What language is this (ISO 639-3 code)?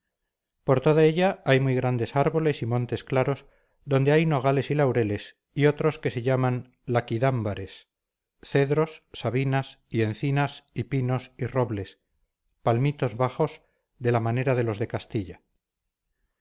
spa